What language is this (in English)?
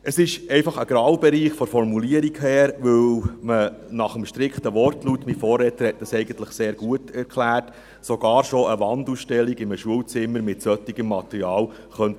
Swiss German